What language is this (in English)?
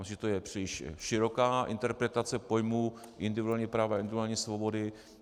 Czech